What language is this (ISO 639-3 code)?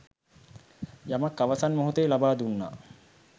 sin